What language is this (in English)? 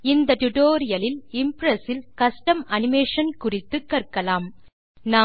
Tamil